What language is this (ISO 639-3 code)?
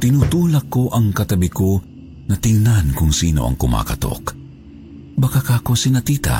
fil